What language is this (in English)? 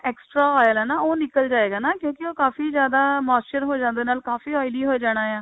Punjabi